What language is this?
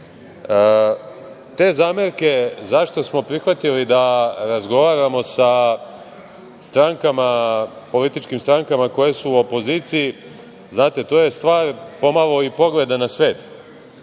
Serbian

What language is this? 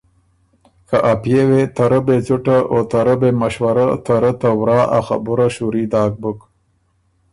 Ormuri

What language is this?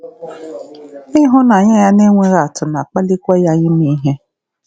Igbo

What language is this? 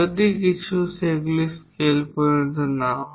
Bangla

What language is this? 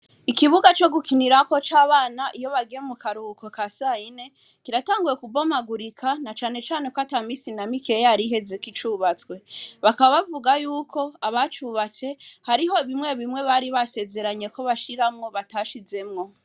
Rundi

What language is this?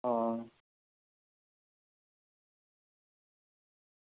Dogri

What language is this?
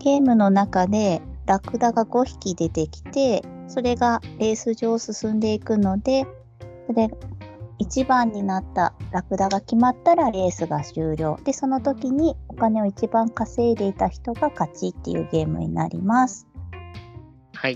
Japanese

